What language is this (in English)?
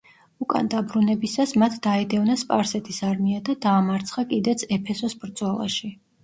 Georgian